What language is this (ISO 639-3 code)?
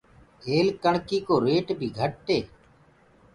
ggg